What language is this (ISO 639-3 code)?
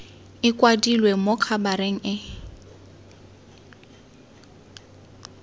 tsn